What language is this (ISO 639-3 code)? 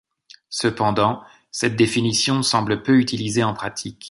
fra